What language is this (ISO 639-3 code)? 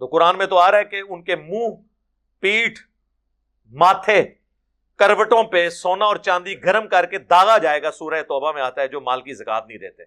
urd